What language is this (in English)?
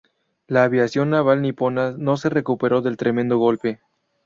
Spanish